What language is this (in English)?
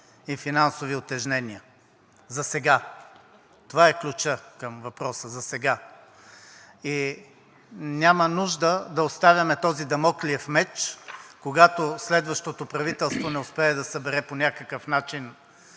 Bulgarian